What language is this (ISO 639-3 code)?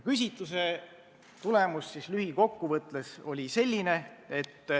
est